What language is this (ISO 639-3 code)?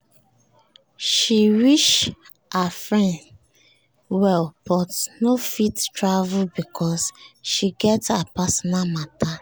pcm